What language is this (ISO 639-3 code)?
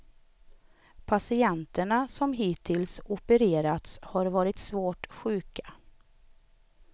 swe